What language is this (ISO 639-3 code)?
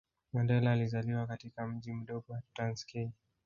swa